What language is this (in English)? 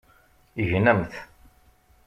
Kabyle